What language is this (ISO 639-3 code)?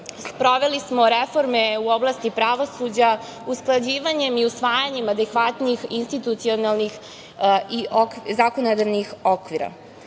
srp